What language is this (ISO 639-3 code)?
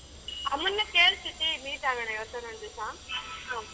kan